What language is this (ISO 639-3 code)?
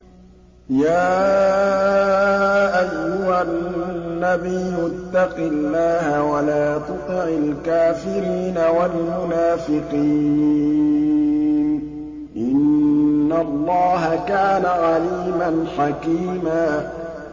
ara